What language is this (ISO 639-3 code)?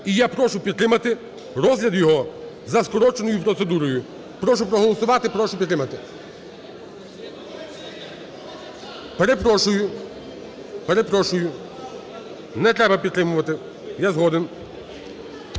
ukr